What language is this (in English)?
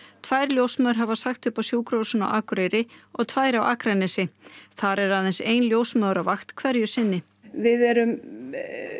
Icelandic